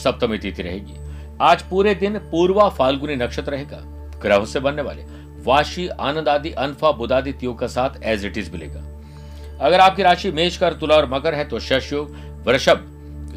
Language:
Hindi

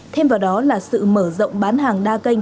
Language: Vietnamese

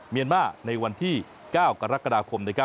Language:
Thai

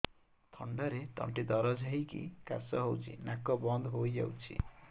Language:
Odia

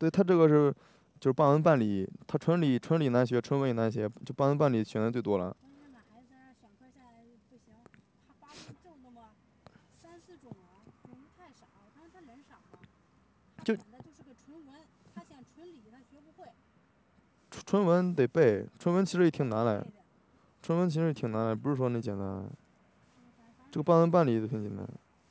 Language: Chinese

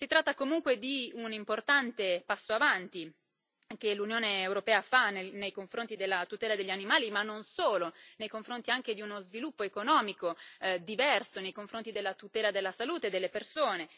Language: Italian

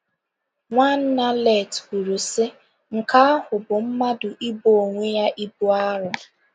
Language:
Igbo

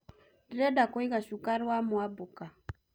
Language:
Kikuyu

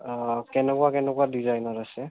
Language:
Assamese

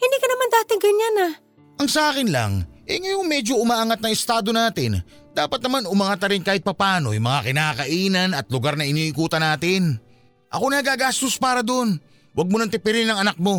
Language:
Filipino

